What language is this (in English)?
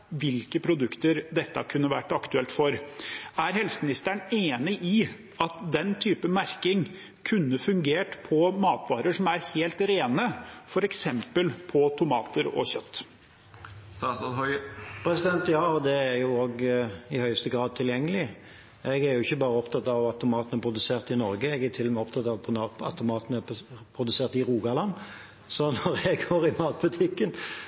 Norwegian Bokmål